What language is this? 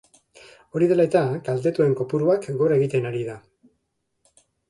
Basque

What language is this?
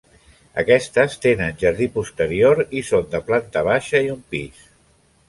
Catalan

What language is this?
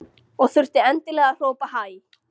Icelandic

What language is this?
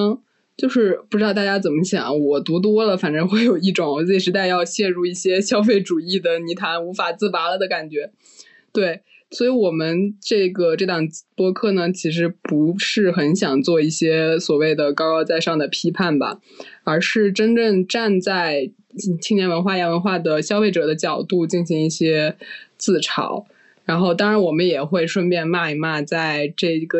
Chinese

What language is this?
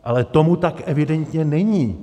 Czech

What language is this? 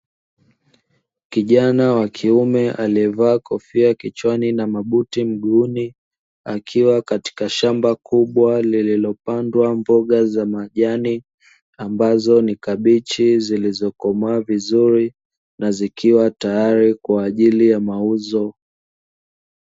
Swahili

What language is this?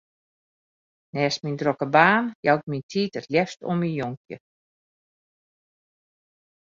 Western Frisian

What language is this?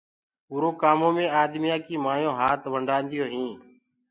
Gurgula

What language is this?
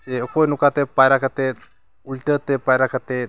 Santali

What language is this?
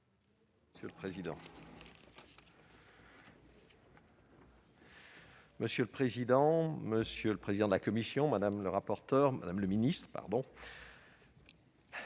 French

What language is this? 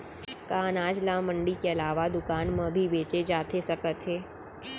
Chhattisgarhi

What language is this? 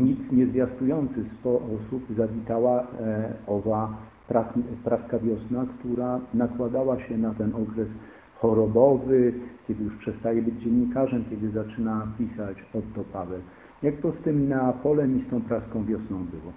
Polish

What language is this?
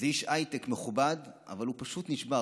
Hebrew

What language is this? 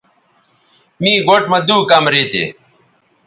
Bateri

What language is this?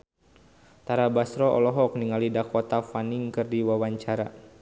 Sundanese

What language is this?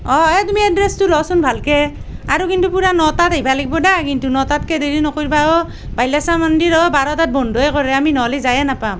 Assamese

